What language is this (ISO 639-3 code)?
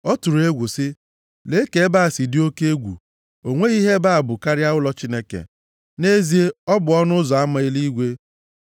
ibo